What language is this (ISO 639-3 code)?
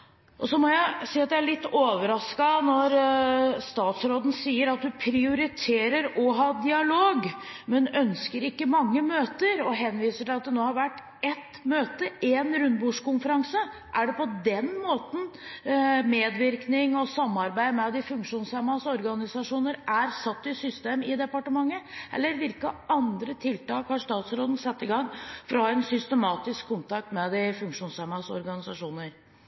nob